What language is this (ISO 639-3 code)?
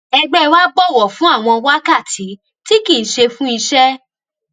yor